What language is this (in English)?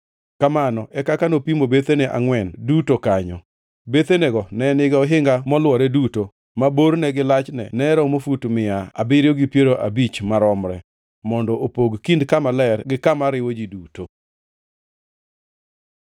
Luo (Kenya and Tanzania)